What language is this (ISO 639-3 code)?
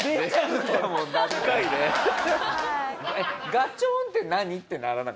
jpn